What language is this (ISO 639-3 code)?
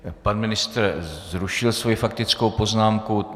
ces